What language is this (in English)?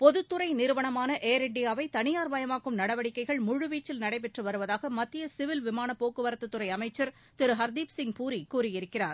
Tamil